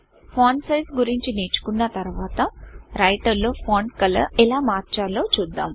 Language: Telugu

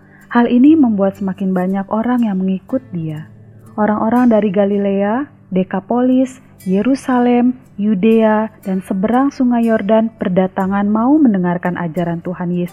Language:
Indonesian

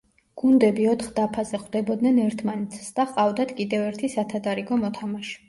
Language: Georgian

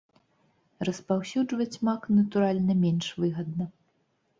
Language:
Belarusian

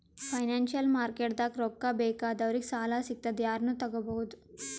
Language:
Kannada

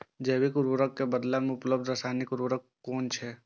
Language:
Maithili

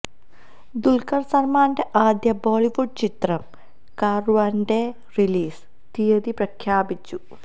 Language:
Malayalam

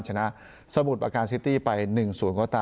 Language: Thai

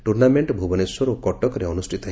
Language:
Odia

